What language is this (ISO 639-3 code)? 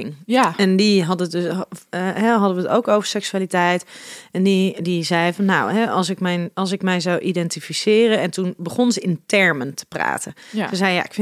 nld